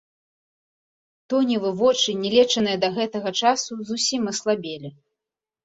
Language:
Belarusian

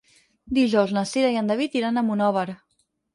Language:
Catalan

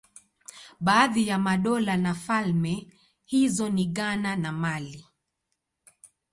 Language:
Swahili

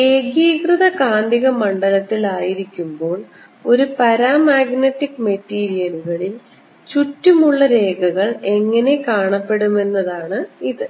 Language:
Malayalam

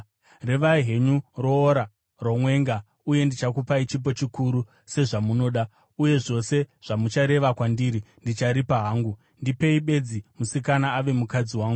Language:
Shona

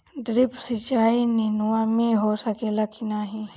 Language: Bhojpuri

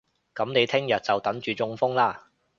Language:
Cantonese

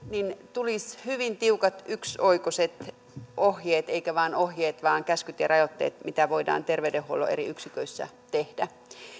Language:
Finnish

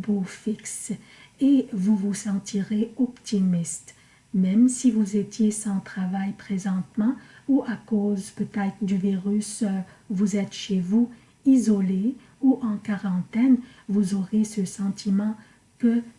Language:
French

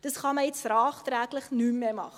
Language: Swiss German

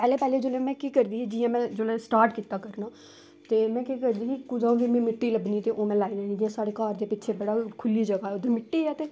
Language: Dogri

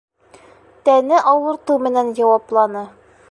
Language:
Bashkir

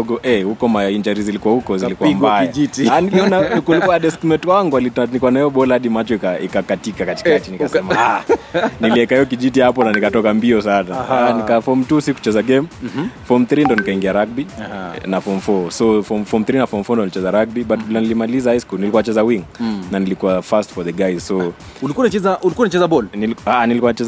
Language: Swahili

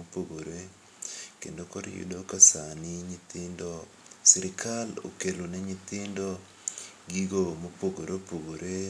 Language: Luo (Kenya and Tanzania)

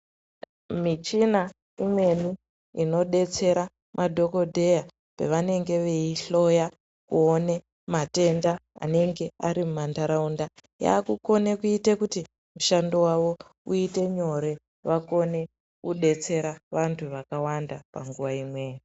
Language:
Ndau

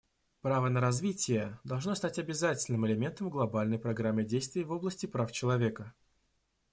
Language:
Russian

